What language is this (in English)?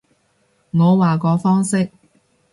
Cantonese